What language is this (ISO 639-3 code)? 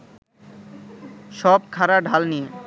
ben